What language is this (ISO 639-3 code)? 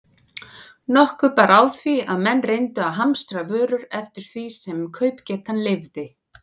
isl